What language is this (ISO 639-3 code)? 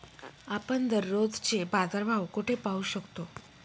mar